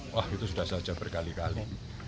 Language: Indonesian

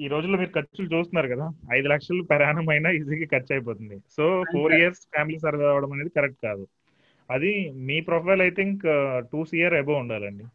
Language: Telugu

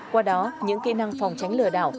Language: Vietnamese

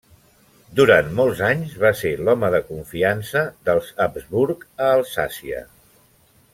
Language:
Catalan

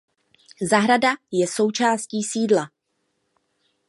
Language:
Czech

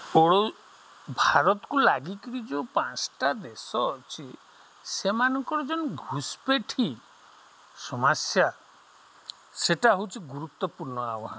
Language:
Odia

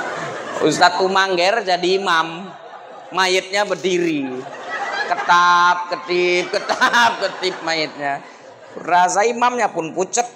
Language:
Indonesian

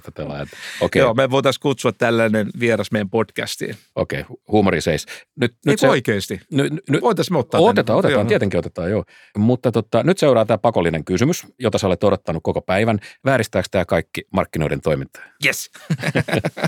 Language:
Finnish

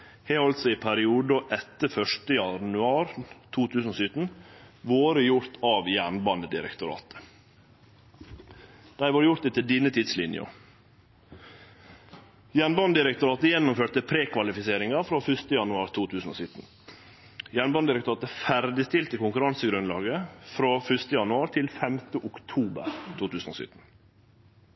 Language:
Norwegian Nynorsk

